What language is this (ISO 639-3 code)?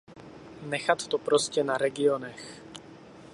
ces